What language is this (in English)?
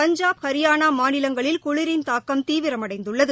Tamil